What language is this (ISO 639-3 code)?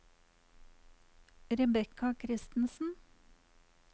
nor